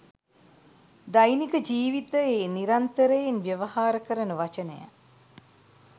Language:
Sinhala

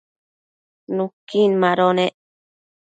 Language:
Matsés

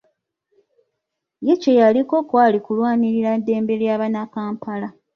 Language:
Ganda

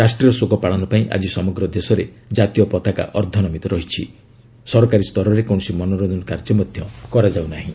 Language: Odia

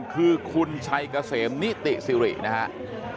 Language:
Thai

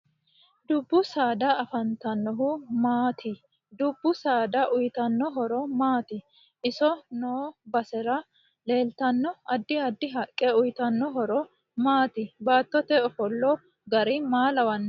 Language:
Sidamo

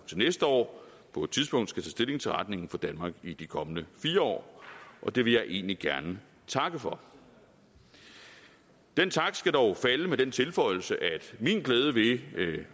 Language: Danish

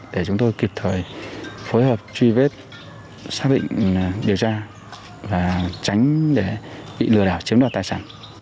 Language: Vietnamese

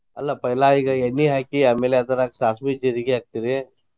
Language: Kannada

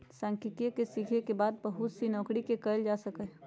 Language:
Magahi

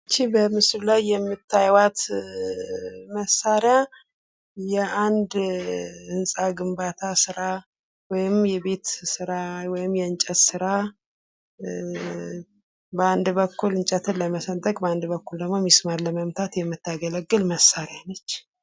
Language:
Amharic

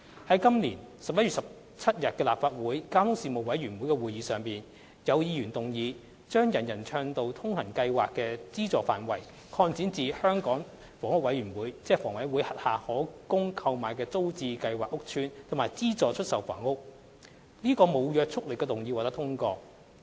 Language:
Cantonese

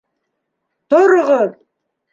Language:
Bashkir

